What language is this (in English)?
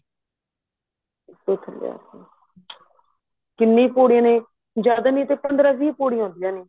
Punjabi